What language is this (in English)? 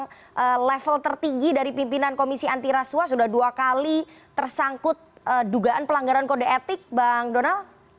Indonesian